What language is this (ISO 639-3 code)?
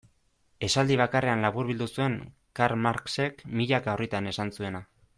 eus